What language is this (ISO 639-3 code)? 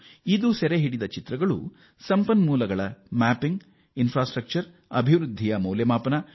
kan